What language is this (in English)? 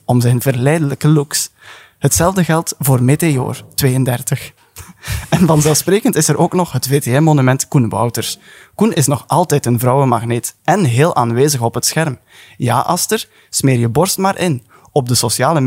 Dutch